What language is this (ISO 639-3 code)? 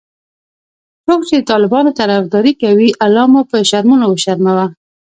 pus